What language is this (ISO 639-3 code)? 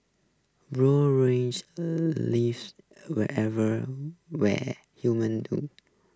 eng